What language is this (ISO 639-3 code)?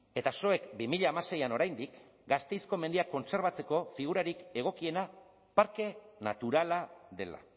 eus